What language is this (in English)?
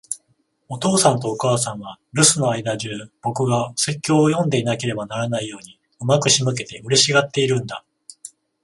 Japanese